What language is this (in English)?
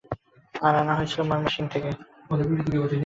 Bangla